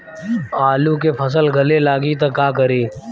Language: Bhojpuri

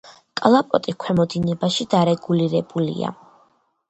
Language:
Georgian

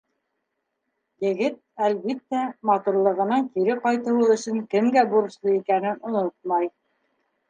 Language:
Bashkir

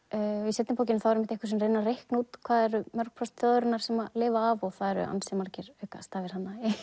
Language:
Icelandic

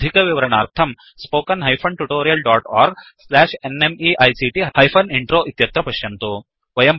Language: Sanskrit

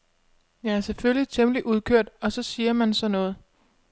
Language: Danish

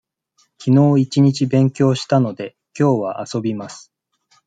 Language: Japanese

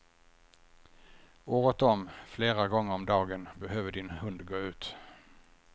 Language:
Swedish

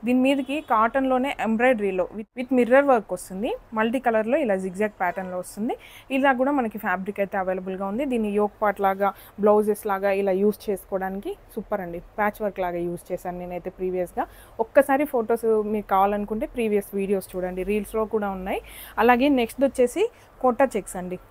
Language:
Telugu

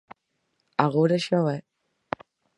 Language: Galician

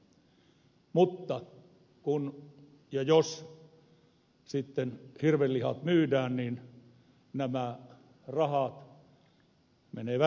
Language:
Finnish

